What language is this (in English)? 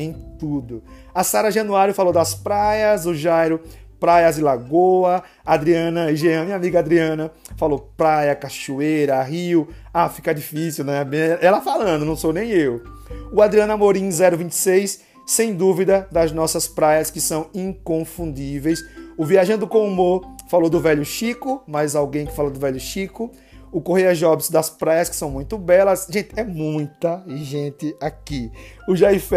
Portuguese